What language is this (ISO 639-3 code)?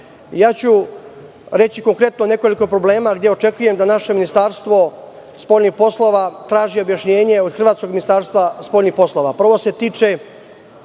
srp